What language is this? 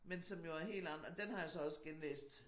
Danish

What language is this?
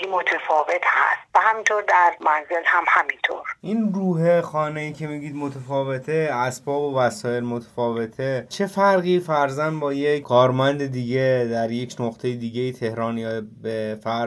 Persian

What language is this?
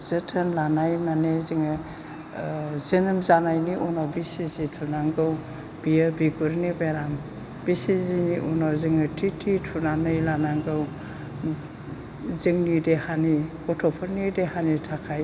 Bodo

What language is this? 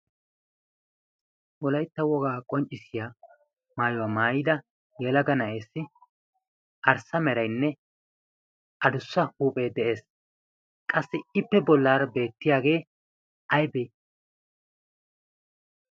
Wolaytta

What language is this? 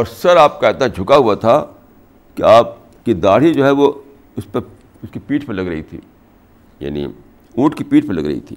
Urdu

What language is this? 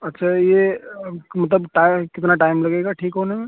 Urdu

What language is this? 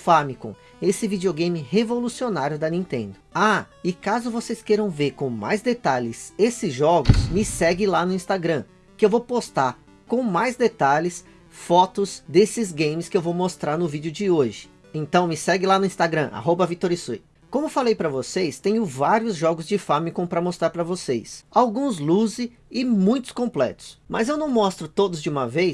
Portuguese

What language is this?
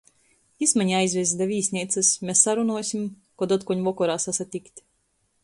Latgalian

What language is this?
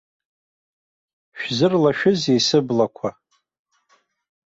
Abkhazian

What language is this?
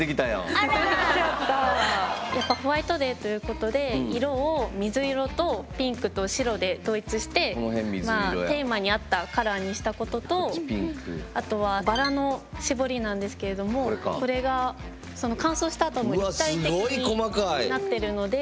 Japanese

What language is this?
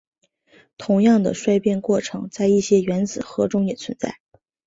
Chinese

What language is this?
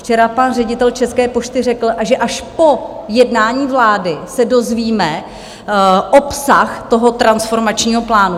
Czech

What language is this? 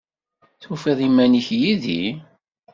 Kabyle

